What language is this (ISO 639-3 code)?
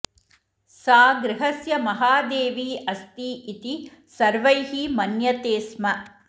san